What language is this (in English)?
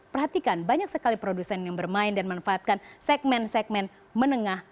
Indonesian